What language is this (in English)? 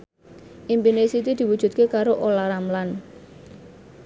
Javanese